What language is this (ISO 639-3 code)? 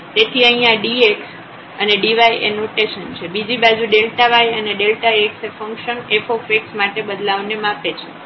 guj